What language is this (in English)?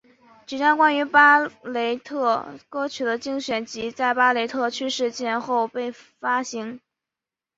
Chinese